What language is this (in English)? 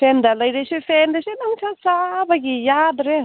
Manipuri